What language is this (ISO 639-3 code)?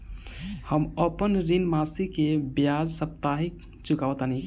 bho